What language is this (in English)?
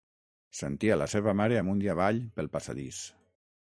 Catalan